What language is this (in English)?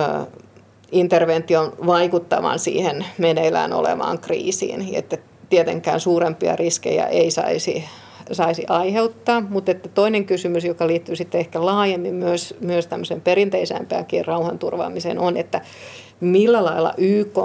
Finnish